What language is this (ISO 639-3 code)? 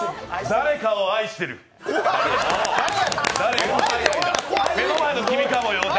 jpn